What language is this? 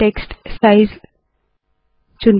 Hindi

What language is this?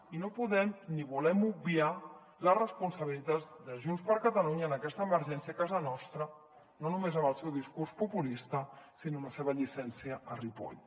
Catalan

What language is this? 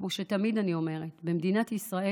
Hebrew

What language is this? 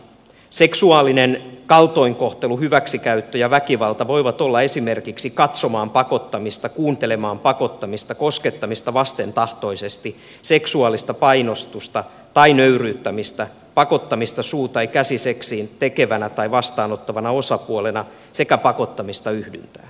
Finnish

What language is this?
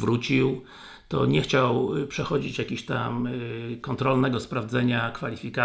Polish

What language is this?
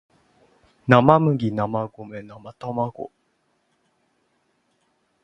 Japanese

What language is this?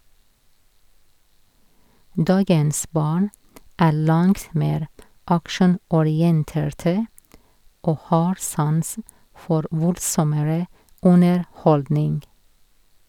Norwegian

